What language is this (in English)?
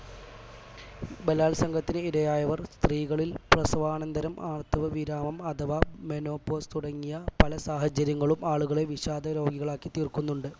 Malayalam